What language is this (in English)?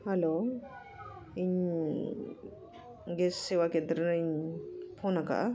Santali